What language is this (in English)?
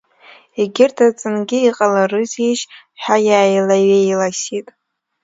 Abkhazian